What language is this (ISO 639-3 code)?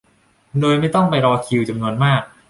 tha